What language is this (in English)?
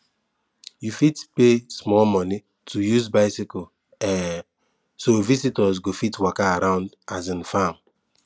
Nigerian Pidgin